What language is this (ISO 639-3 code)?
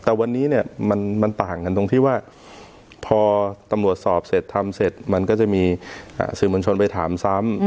tha